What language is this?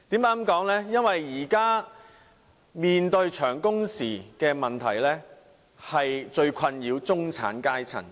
Cantonese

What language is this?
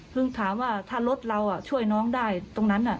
Thai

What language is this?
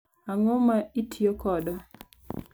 Luo (Kenya and Tanzania)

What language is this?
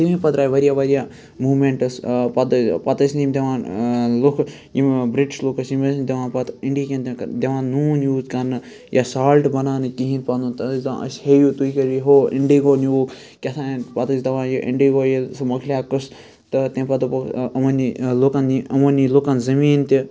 Kashmiri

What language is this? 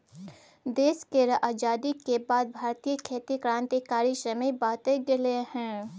Maithili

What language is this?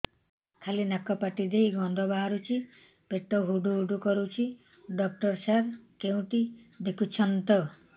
Odia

